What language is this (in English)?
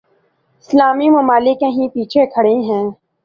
Urdu